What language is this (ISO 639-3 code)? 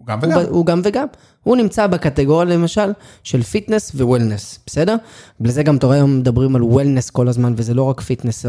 heb